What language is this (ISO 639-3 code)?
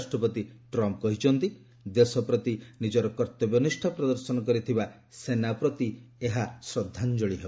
ori